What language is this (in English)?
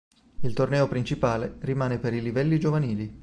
Italian